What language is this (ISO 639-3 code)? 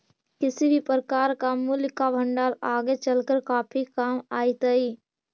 mag